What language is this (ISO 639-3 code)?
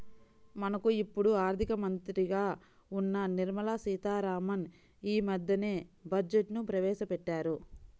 tel